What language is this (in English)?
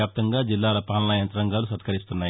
Telugu